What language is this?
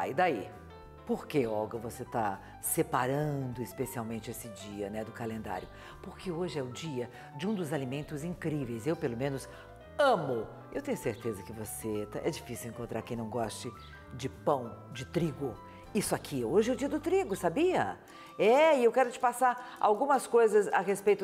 Portuguese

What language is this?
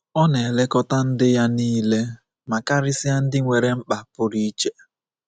Igbo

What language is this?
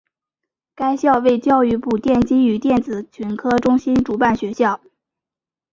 Chinese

